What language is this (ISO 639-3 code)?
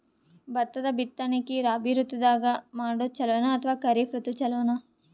kan